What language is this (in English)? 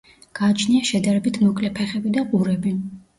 Georgian